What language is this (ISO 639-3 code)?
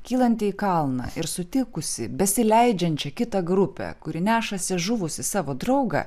lit